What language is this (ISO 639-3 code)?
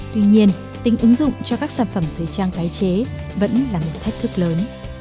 vie